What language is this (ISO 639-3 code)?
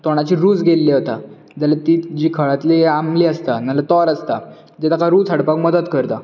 kok